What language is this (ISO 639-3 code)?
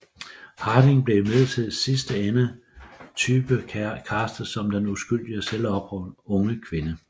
dan